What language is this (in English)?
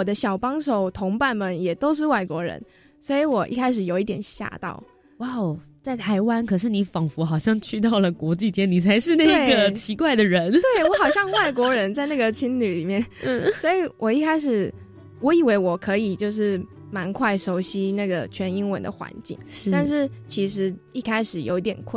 Chinese